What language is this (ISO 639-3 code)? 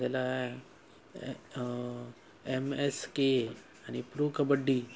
mar